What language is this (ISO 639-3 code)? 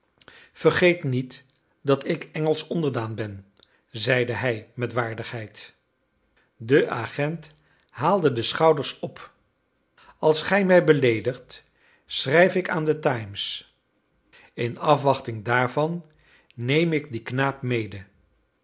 nld